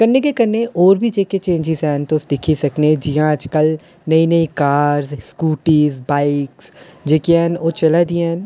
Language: Dogri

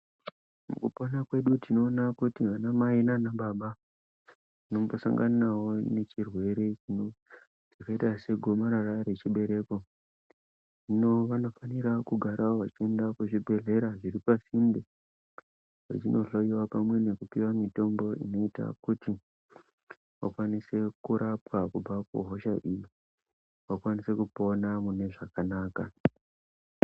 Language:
Ndau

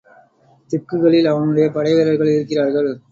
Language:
Tamil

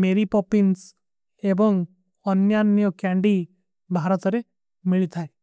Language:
Kui (India)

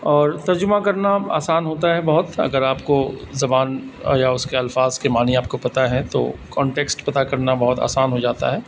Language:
Urdu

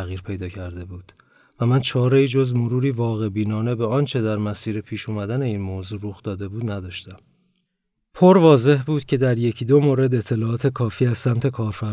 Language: Persian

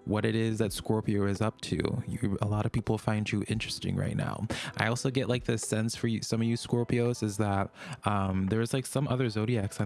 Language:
English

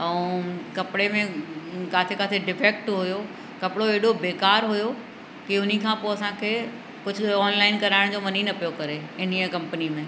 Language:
Sindhi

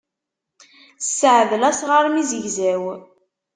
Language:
Kabyle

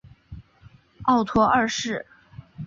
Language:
Chinese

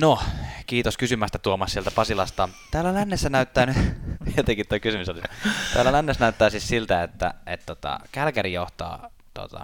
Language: Finnish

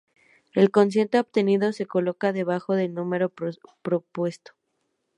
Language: Spanish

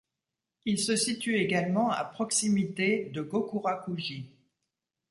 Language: French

